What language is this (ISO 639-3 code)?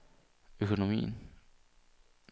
dan